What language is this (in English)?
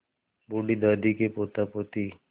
Hindi